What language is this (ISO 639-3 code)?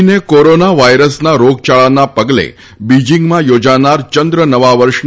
guj